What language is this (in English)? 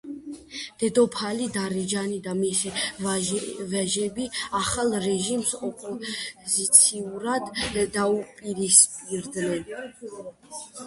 Georgian